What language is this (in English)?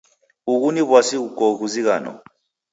Taita